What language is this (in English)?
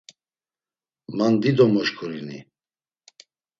Laz